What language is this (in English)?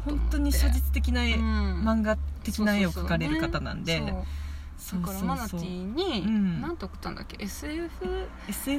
Japanese